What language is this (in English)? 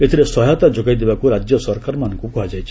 Odia